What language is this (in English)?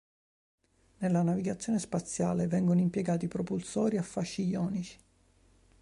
Italian